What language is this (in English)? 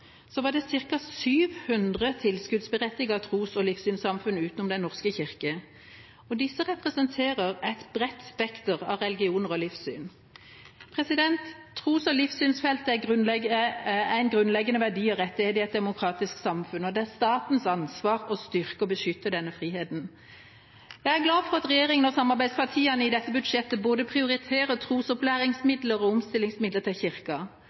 Norwegian Bokmål